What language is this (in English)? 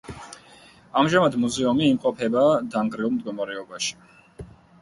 Georgian